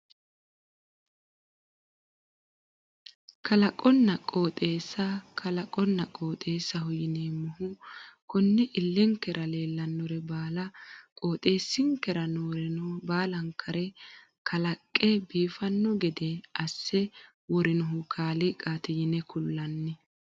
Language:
Sidamo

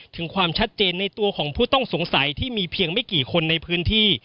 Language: Thai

